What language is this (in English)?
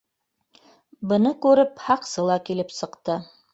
Bashkir